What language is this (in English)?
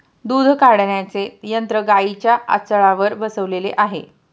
Marathi